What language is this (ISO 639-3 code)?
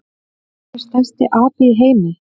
isl